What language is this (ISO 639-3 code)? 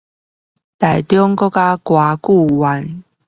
zho